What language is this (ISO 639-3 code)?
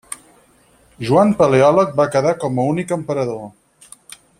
cat